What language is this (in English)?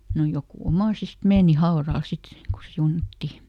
Finnish